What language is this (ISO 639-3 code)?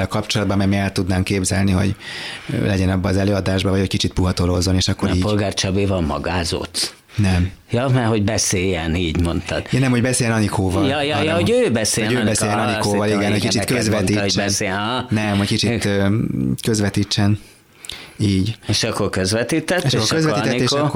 hun